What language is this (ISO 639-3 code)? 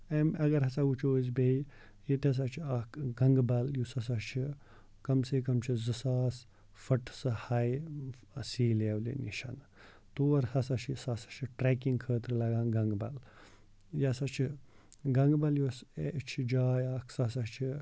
kas